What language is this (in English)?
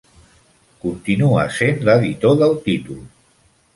Catalan